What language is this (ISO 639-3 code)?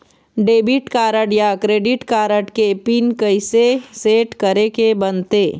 hne